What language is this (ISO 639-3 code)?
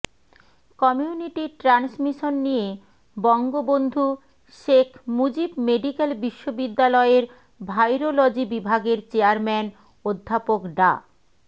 ben